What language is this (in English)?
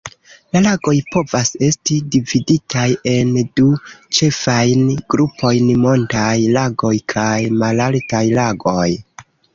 Esperanto